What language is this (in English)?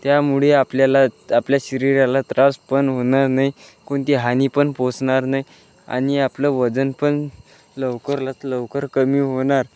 Marathi